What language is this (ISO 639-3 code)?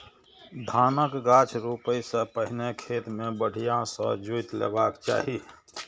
mai